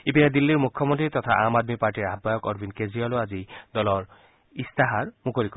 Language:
Assamese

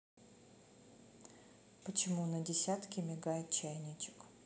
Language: Russian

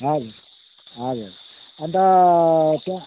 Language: Nepali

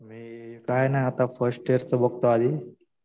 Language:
Marathi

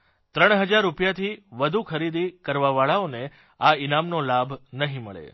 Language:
Gujarati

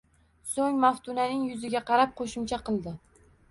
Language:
Uzbek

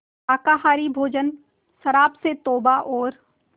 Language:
Hindi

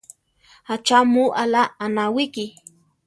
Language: Central Tarahumara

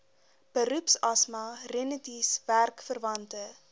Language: Afrikaans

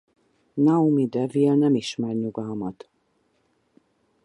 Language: Hungarian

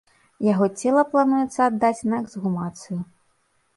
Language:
Belarusian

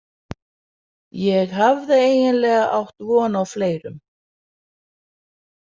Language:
Icelandic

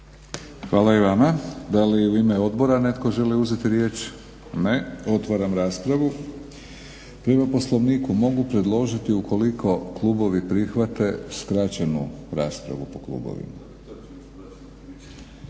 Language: Croatian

